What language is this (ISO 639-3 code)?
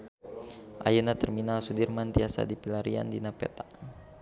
sun